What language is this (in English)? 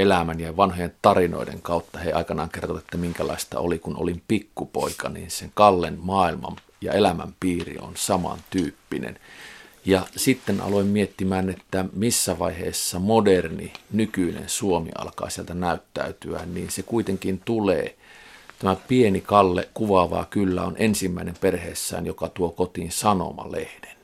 Finnish